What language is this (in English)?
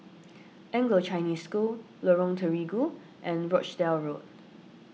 English